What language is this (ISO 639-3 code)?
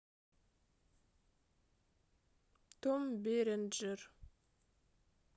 rus